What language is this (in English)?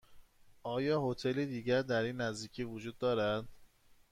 Persian